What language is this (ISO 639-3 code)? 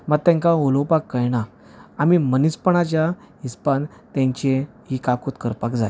kok